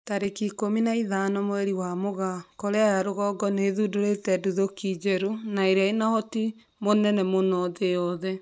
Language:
Kikuyu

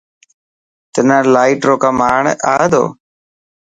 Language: Dhatki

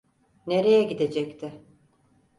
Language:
Turkish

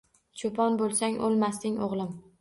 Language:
Uzbek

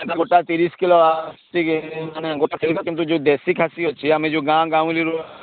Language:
Odia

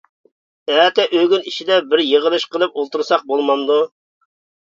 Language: Uyghur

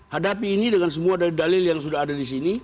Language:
Indonesian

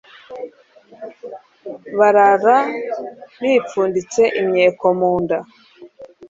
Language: Kinyarwanda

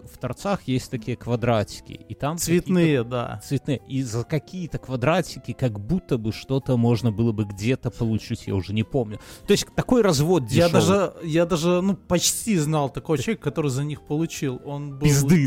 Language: Russian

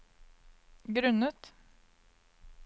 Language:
Norwegian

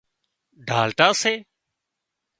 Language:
Wadiyara Koli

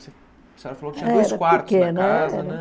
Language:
Portuguese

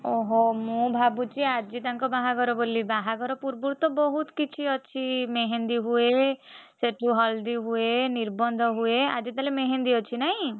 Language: Odia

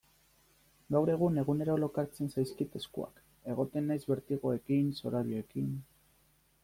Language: Basque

